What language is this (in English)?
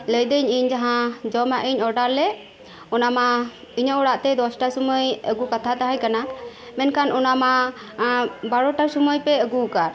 Santali